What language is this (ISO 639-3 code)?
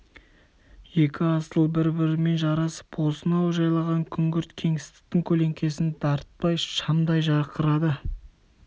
kaz